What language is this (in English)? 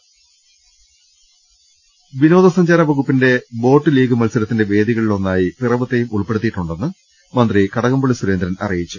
Malayalam